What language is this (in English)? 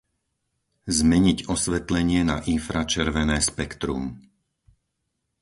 Slovak